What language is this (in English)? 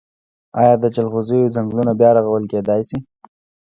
Pashto